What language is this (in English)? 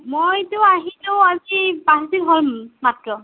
Assamese